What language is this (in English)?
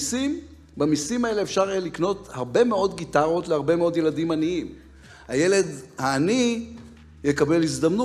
Hebrew